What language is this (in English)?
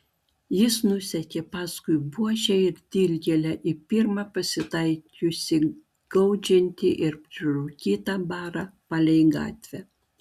Lithuanian